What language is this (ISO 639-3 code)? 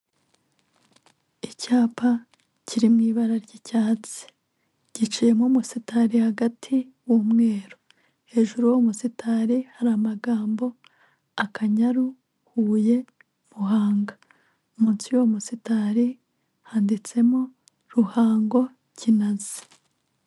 kin